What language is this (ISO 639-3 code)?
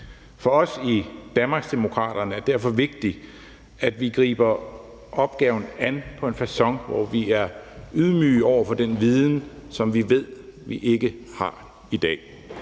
dan